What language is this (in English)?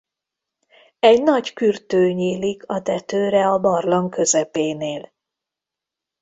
Hungarian